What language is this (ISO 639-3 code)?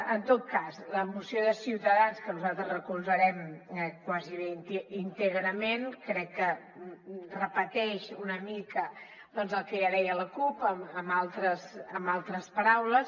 cat